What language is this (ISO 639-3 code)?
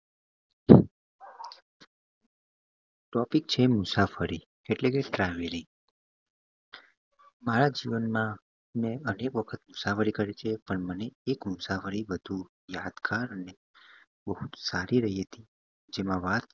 guj